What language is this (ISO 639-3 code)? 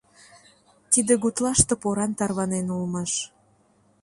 chm